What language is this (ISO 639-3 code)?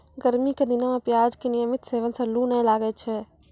mai